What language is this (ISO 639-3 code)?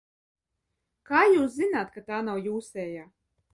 lav